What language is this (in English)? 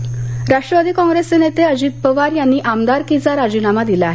Marathi